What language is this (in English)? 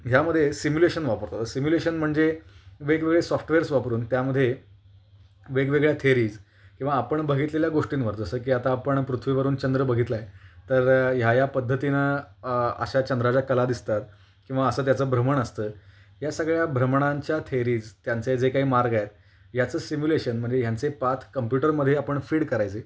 Marathi